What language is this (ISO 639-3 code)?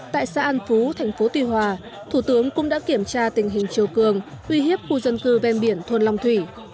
vie